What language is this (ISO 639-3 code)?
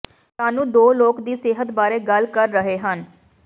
pan